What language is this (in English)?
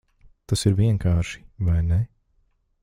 Latvian